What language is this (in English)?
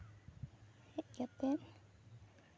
Santali